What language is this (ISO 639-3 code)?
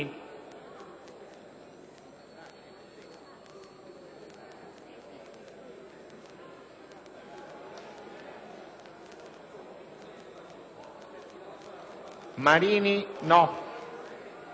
ita